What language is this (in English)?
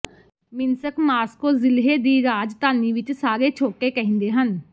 Punjabi